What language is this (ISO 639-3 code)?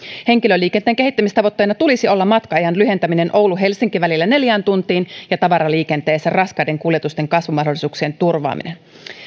fin